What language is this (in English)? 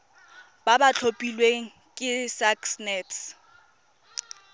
Tswana